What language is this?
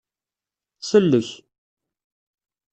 Kabyle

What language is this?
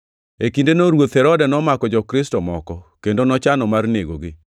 Luo (Kenya and Tanzania)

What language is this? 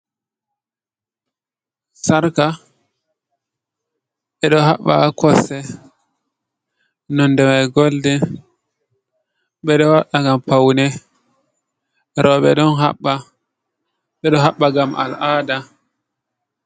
Fula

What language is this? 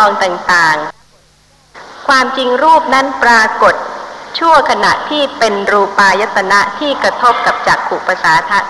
Thai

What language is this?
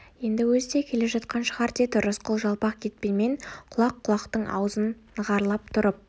Kazakh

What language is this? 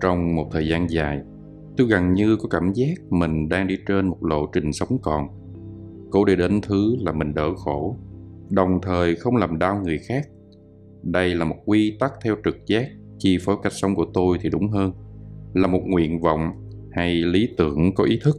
Vietnamese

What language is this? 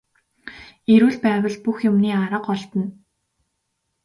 Mongolian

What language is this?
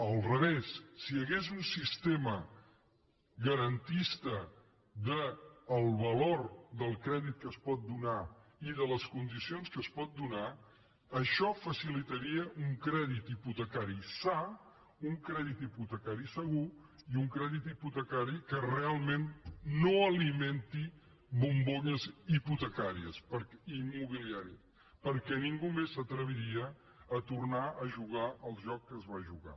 Catalan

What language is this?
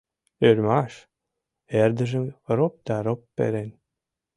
Mari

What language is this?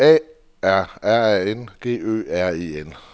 Danish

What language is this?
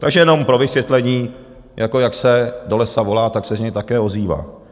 Czech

